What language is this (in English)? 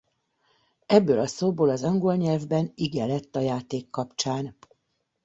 Hungarian